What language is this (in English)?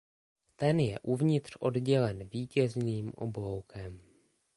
Czech